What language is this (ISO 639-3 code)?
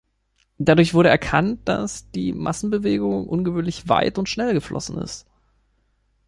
deu